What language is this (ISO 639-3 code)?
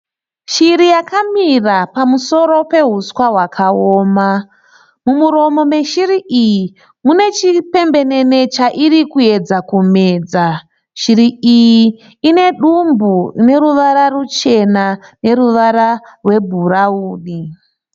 sna